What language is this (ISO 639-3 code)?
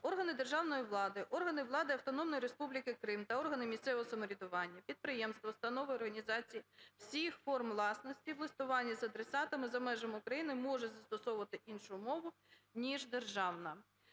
ukr